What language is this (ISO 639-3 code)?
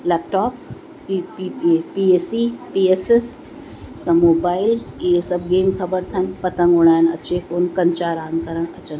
snd